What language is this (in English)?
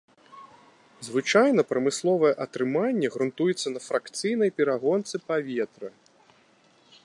Belarusian